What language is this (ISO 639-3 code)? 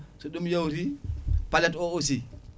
ful